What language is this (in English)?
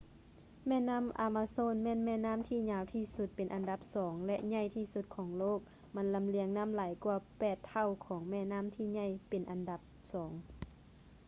Lao